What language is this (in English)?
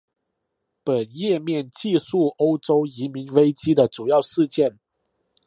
Chinese